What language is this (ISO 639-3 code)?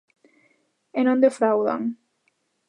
glg